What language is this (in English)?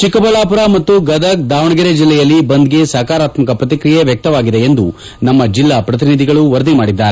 Kannada